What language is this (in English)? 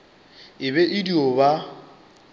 Northern Sotho